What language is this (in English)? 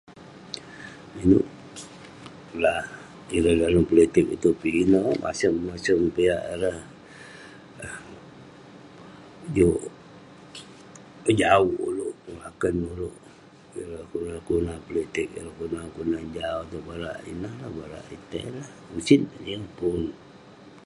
Western Penan